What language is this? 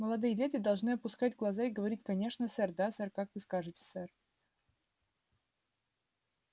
Russian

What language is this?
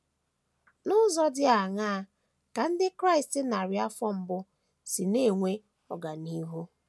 Igbo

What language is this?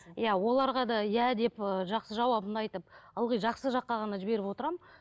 Kazakh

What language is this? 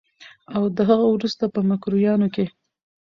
Pashto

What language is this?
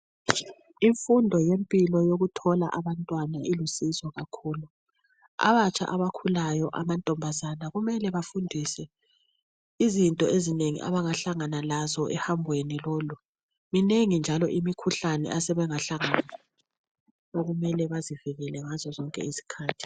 North Ndebele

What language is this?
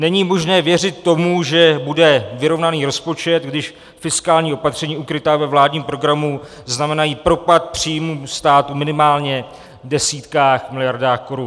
Czech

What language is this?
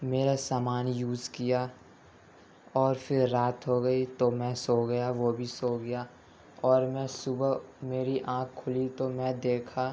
Urdu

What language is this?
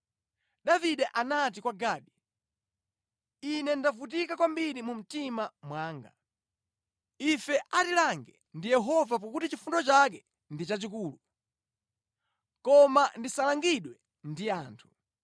Nyanja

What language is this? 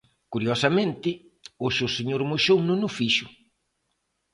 Galician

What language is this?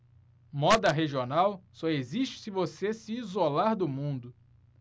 Portuguese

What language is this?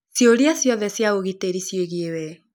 Kikuyu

